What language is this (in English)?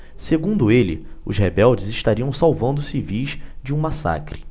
Portuguese